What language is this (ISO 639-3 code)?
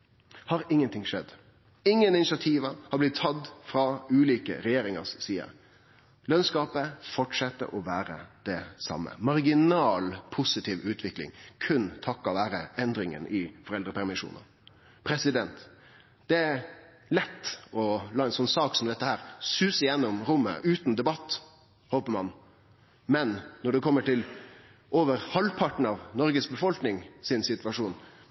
nno